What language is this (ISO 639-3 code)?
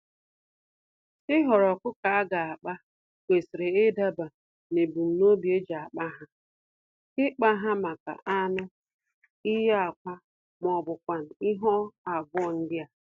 ibo